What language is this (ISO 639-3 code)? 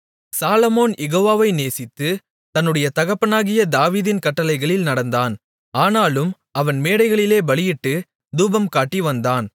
tam